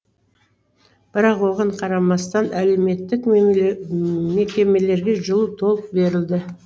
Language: Kazakh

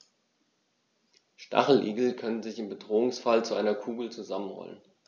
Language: German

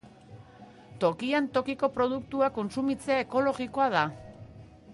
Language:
Basque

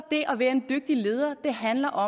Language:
Danish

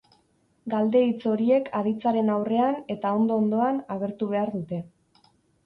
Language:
Basque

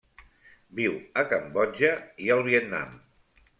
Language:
Catalan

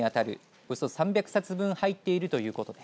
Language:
Japanese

